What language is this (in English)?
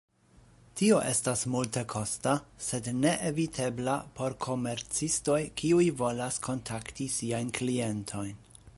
Esperanto